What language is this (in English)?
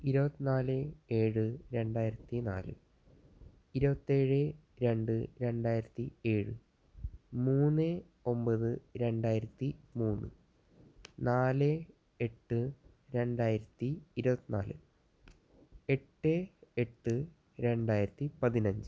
Malayalam